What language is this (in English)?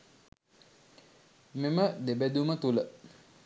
Sinhala